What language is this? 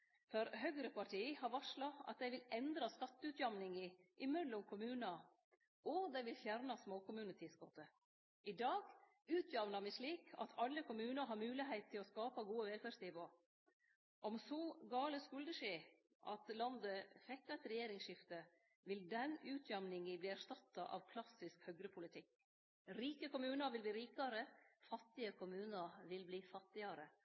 Norwegian Nynorsk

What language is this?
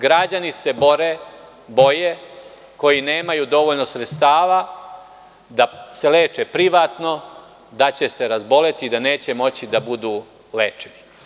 Serbian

